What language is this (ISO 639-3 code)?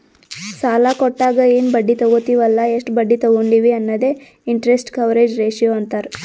kan